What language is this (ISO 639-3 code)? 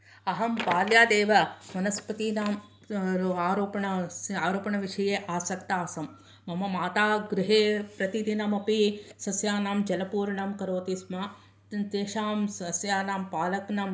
san